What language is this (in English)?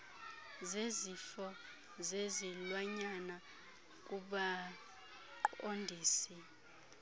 Xhosa